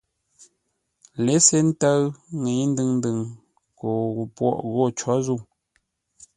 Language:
Ngombale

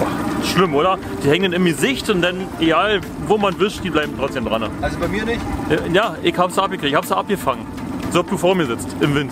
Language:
German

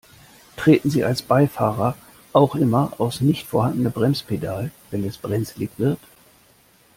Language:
German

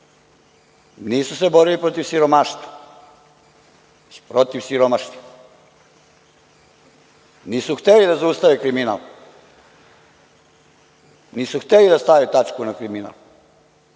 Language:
Serbian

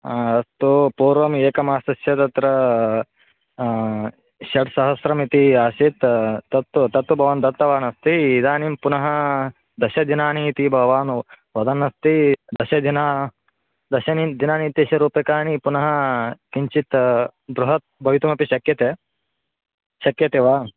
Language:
Sanskrit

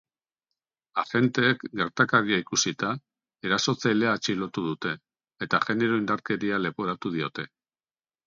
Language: Basque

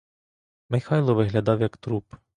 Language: Ukrainian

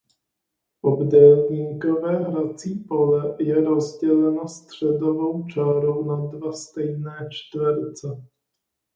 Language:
Czech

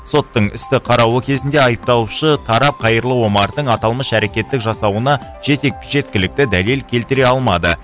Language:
Kazakh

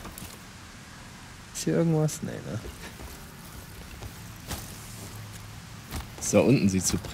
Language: German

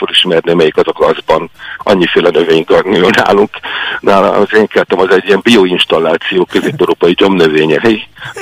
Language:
Hungarian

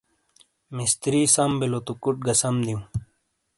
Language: Shina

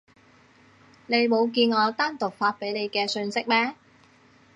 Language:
Cantonese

